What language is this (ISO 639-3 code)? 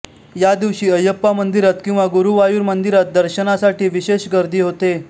mar